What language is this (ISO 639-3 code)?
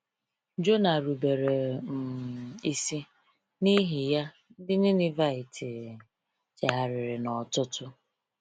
ibo